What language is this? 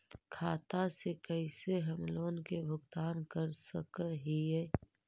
Magahi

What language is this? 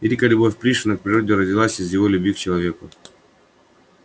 Russian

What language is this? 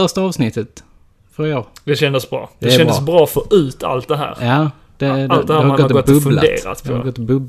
Swedish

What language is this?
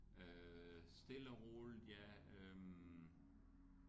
Danish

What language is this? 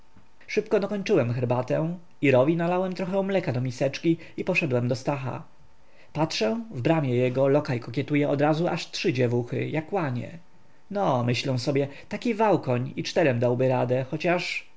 Polish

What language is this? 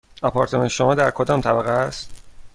Persian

